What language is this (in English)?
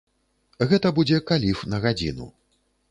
Belarusian